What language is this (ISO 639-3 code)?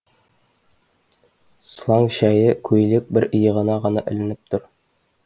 kaz